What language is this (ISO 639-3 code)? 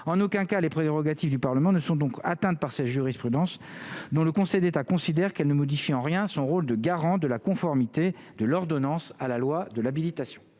fra